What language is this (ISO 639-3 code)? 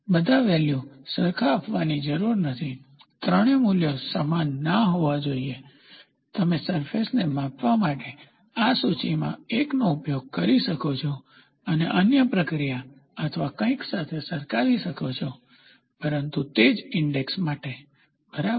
guj